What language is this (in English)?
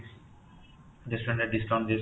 Odia